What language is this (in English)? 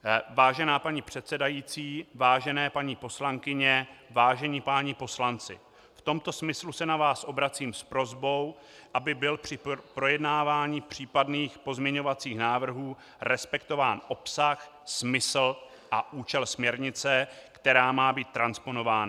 Czech